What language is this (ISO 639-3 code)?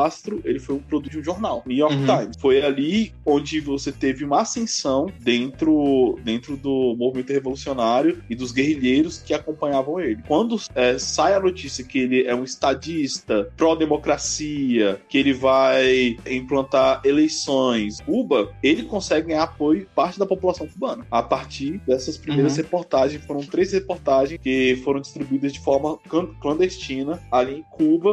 por